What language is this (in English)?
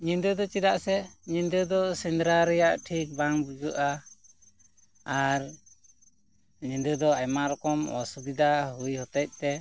Santali